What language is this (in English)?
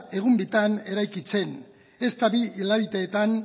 Basque